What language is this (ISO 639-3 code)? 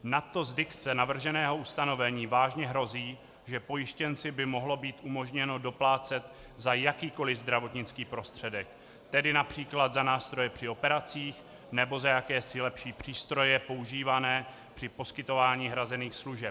ces